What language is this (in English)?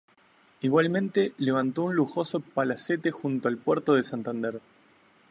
Spanish